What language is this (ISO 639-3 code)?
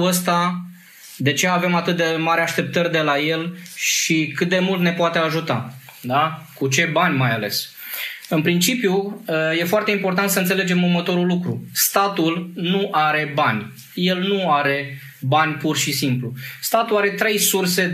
ron